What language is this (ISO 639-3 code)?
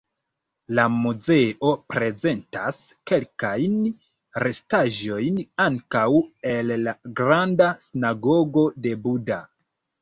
epo